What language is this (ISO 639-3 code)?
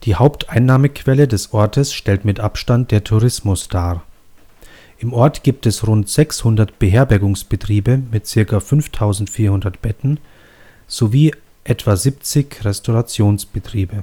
deu